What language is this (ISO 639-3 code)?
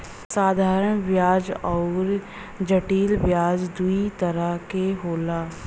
bho